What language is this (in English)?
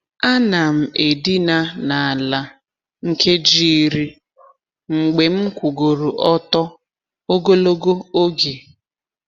Igbo